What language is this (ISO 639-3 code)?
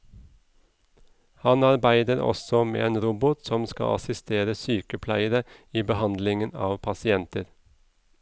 nor